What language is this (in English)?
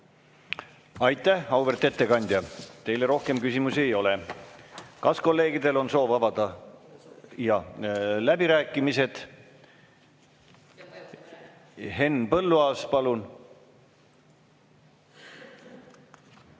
Estonian